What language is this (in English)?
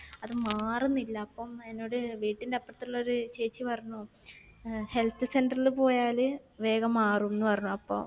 Malayalam